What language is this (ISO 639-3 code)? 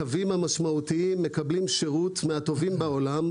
heb